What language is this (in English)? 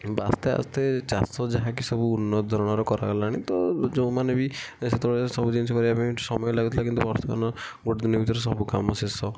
Odia